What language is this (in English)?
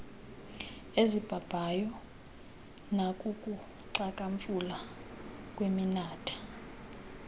Xhosa